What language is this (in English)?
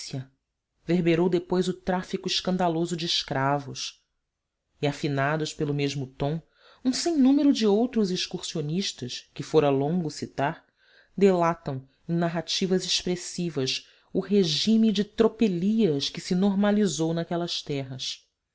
Portuguese